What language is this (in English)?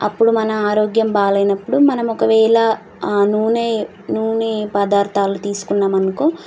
Telugu